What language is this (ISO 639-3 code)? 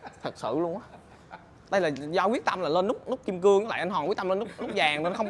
vie